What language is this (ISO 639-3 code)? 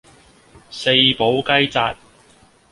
yue